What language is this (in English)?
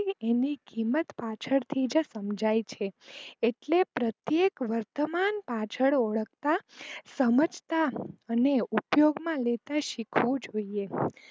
Gujarati